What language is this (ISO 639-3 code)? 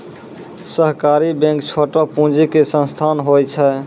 mai